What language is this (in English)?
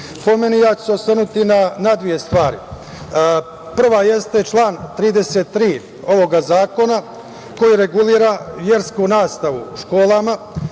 Serbian